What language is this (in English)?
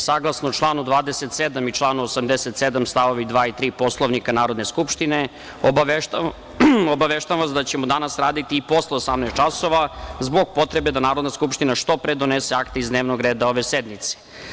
Serbian